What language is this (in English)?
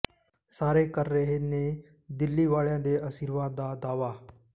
Punjabi